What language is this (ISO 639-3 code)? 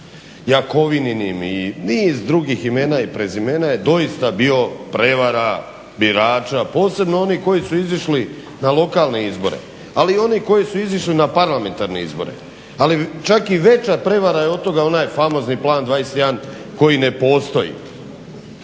hrv